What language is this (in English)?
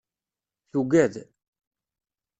Kabyle